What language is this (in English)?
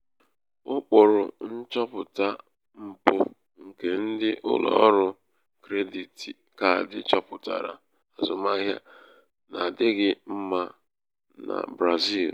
Igbo